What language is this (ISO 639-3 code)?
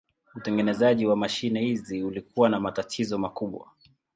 swa